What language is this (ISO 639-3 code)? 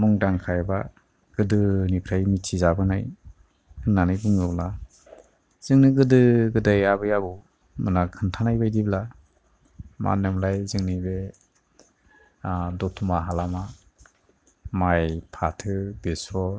brx